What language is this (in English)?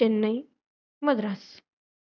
Gujarati